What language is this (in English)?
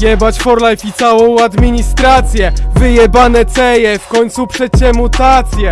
Polish